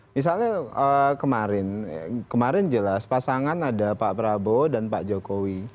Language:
Indonesian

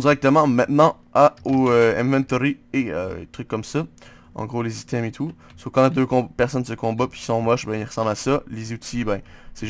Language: French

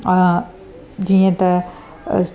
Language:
Sindhi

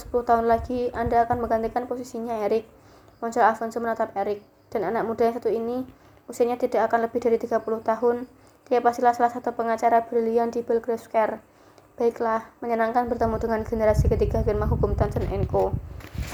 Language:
Indonesian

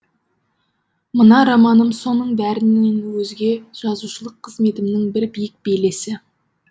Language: Kazakh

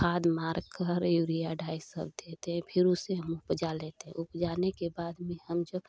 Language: Hindi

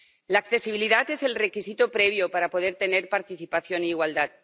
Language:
Spanish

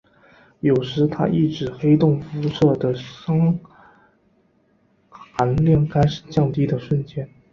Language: Chinese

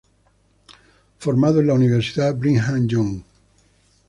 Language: Spanish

